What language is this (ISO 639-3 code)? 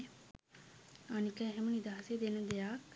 sin